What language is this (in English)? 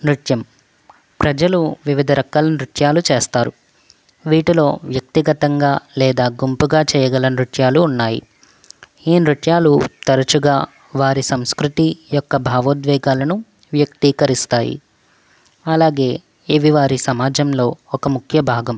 Telugu